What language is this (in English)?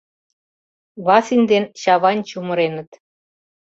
Mari